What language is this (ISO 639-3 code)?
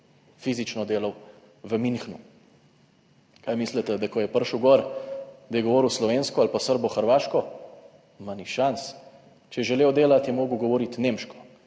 slv